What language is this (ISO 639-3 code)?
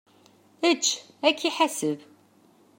kab